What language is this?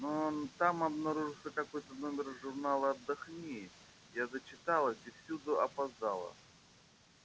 Russian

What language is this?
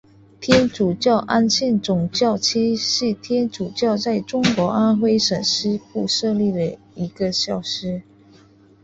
Chinese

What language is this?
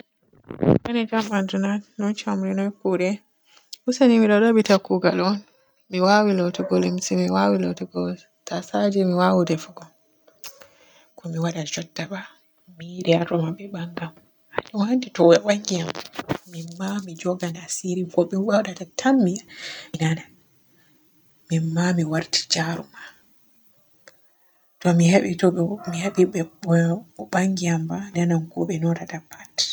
Borgu Fulfulde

